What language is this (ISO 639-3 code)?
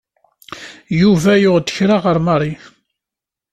kab